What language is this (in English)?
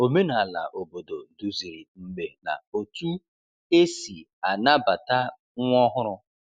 Igbo